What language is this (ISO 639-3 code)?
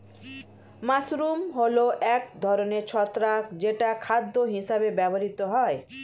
ben